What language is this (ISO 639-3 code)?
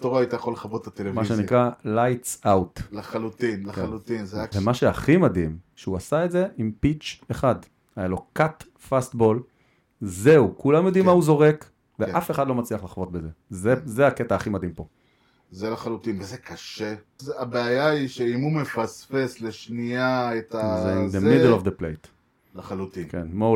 heb